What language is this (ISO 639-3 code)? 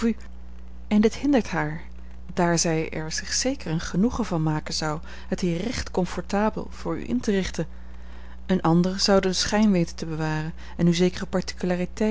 nld